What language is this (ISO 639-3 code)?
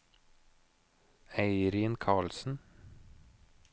nor